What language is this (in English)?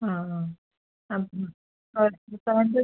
Malayalam